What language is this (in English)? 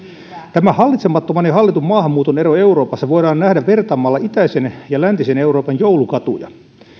Finnish